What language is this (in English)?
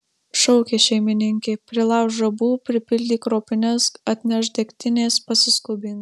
Lithuanian